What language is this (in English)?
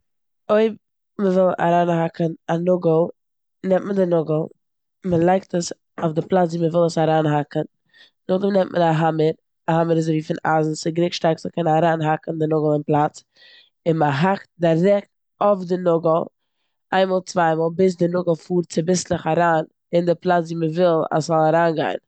Yiddish